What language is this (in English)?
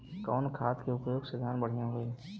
Bhojpuri